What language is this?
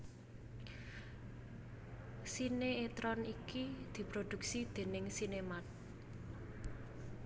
Javanese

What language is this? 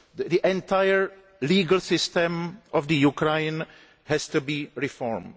English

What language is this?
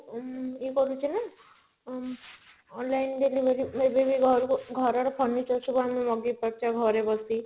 Odia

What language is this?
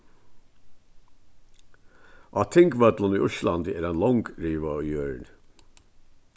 Faroese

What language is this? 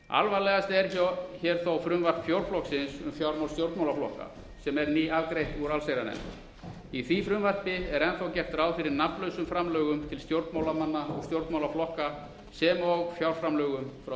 Icelandic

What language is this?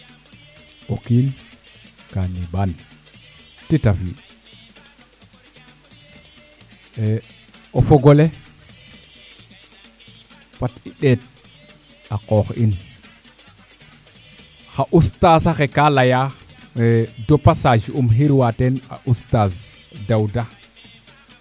Serer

